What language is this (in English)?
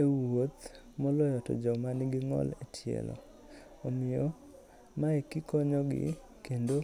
Luo (Kenya and Tanzania)